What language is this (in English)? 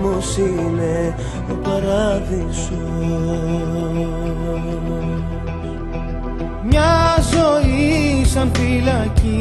Greek